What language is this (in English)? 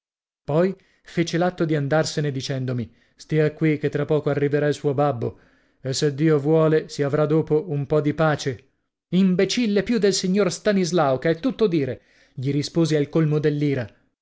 Italian